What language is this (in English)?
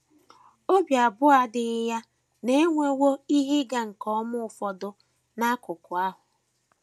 Igbo